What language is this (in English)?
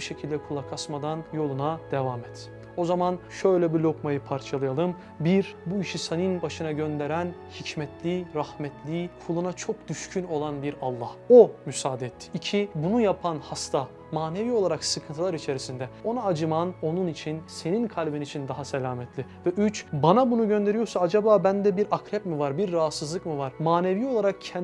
Turkish